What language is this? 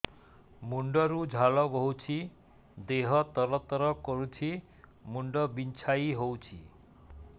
Odia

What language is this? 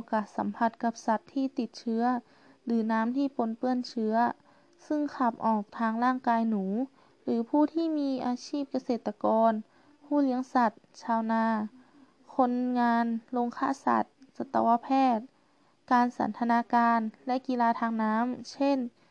Thai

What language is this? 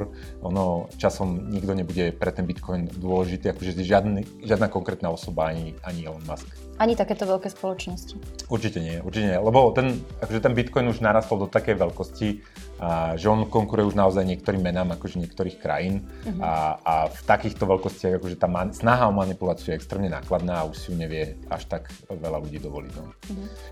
Slovak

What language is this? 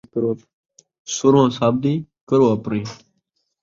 Saraiki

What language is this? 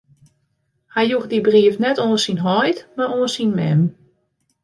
Western Frisian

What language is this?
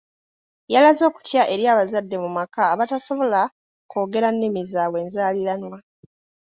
Ganda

